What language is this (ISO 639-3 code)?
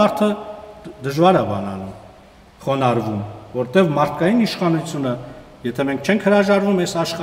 tur